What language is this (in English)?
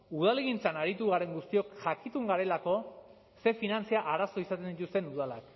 Basque